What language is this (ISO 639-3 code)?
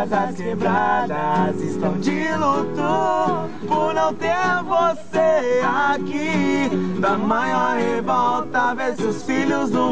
por